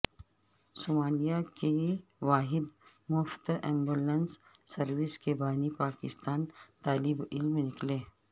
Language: Urdu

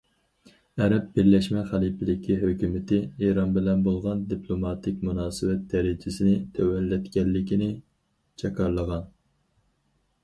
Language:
Uyghur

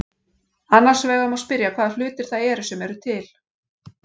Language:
Icelandic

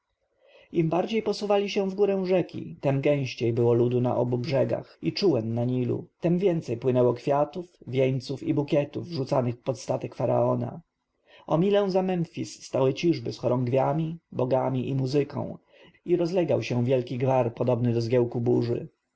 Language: Polish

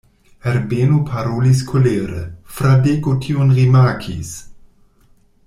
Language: Esperanto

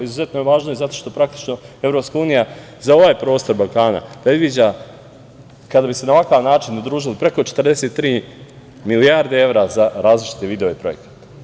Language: Serbian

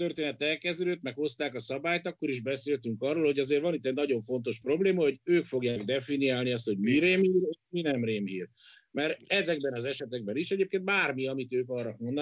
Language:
Hungarian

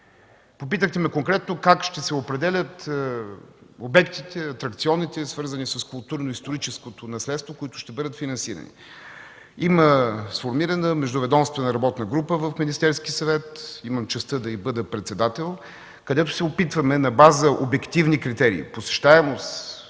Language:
Bulgarian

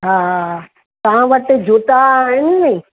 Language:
Sindhi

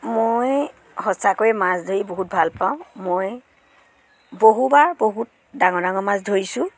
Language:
Assamese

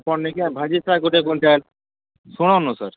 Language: Odia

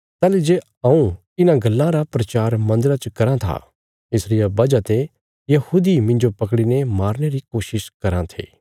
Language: Bilaspuri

